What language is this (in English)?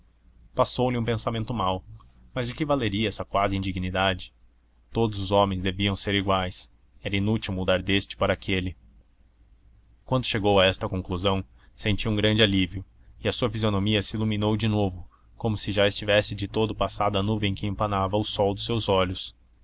Portuguese